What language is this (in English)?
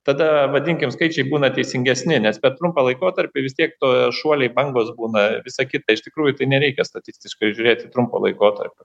Lithuanian